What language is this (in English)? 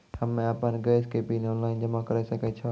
Maithili